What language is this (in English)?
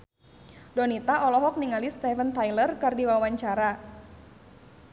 Sundanese